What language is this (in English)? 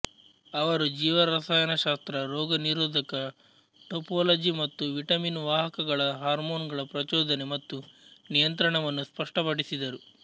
Kannada